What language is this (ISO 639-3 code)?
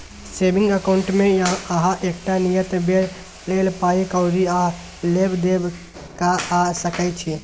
mai